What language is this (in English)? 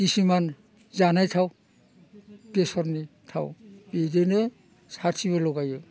Bodo